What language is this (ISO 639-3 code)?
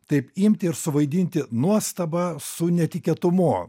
lit